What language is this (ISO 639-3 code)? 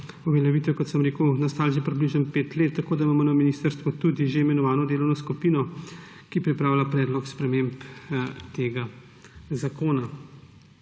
slv